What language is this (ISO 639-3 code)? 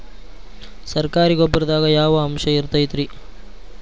kan